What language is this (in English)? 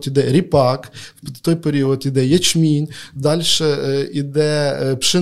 Ukrainian